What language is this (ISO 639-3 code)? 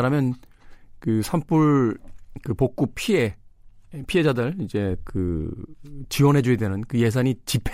kor